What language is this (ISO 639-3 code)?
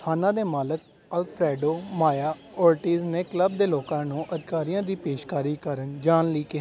pan